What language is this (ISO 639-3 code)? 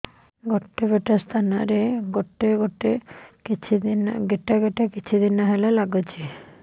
ori